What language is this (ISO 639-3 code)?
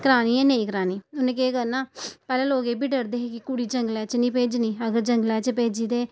doi